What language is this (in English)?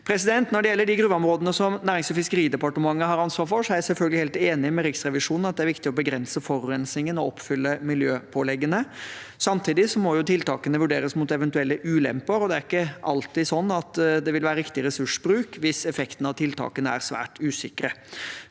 Norwegian